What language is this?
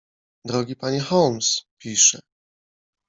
Polish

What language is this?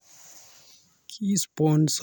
Kalenjin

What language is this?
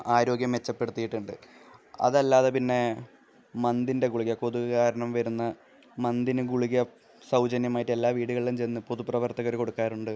Malayalam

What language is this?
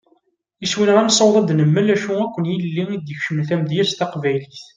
Kabyle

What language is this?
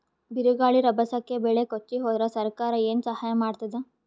Kannada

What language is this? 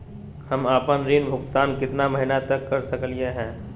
Magahi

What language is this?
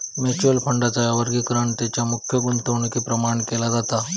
Marathi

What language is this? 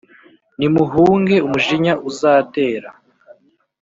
Kinyarwanda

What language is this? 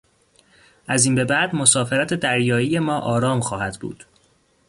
Persian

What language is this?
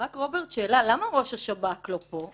Hebrew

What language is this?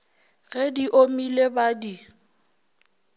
Northern Sotho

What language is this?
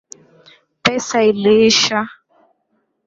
Swahili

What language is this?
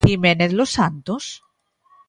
Galician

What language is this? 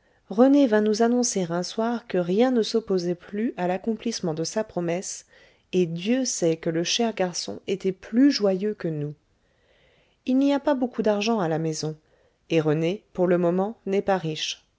French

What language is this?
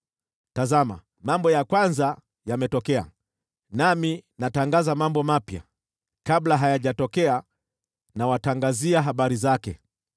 Swahili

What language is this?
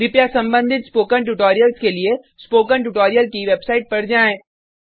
Hindi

